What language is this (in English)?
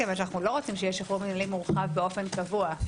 Hebrew